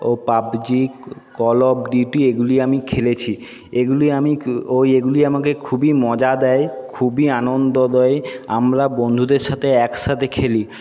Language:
Bangla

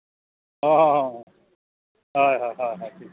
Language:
Santali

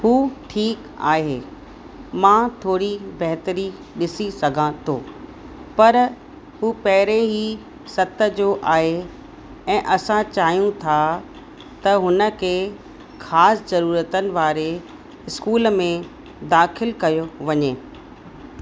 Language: Sindhi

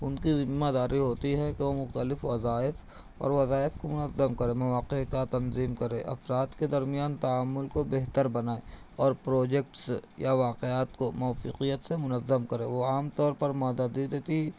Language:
Urdu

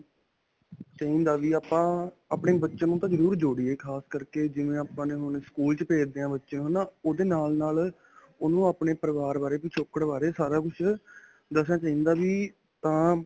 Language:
Punjabi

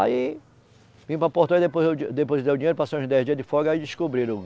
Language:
Portuguese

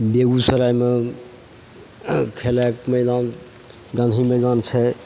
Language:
Maithili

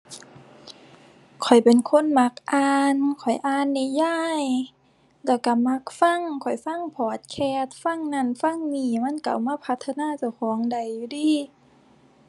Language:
Thai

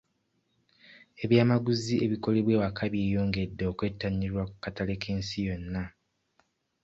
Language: Ganda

